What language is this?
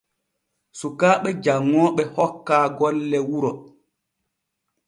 Borgu Fulfulde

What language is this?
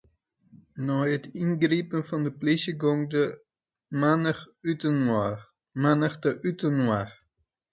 Western Frisian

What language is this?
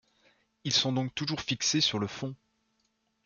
French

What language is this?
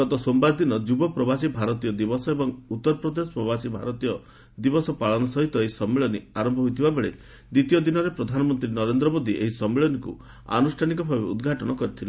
Odia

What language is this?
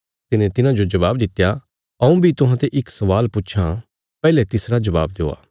Bilaspuri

